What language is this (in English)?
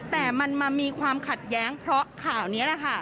Thai